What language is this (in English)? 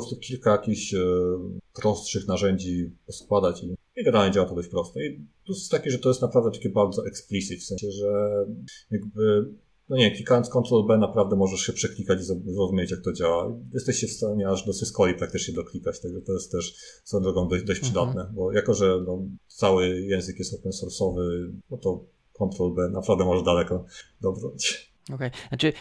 Polish